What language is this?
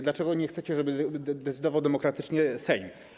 Polish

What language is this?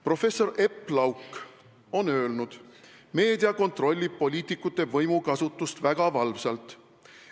Estonian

